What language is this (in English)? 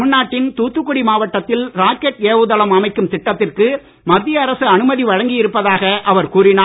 Tamil